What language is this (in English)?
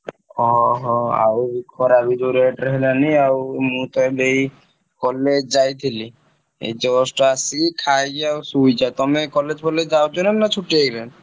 Odia